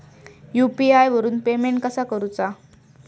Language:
Marathi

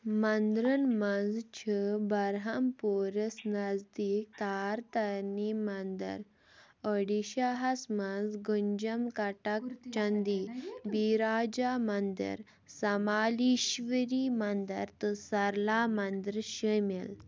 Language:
Kashmiri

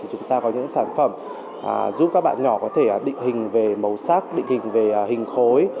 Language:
Vietnamese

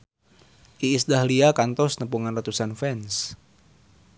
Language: Sundanese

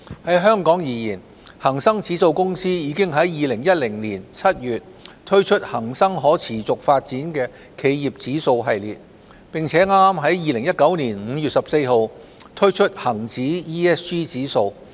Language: Cantonese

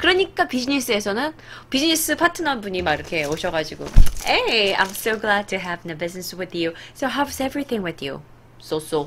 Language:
Korean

